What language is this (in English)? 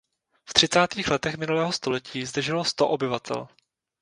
Czech